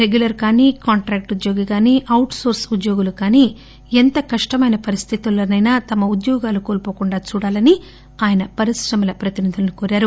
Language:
Telugu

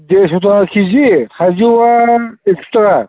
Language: Bodo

